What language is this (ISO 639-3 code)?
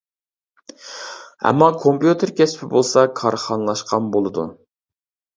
uig